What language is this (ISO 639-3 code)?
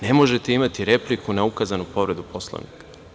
srp